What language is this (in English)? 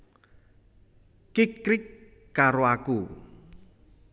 Javanese